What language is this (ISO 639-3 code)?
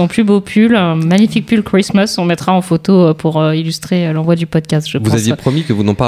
fra